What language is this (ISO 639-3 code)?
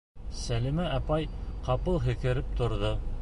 bak